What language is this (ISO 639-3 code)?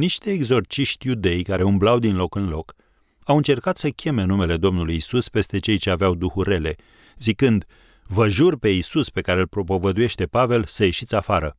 ron